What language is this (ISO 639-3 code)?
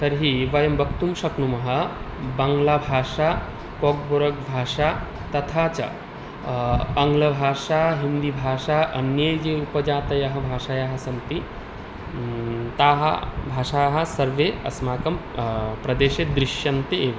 san